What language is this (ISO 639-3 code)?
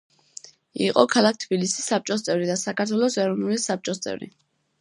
kat